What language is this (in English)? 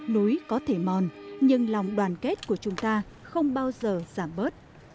Vietnamese